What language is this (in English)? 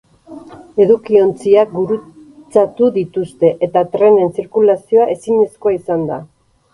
Basque